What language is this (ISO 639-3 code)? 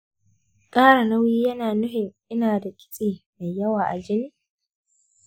hau